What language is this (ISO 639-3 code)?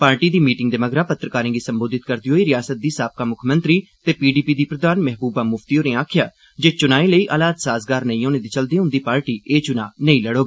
doi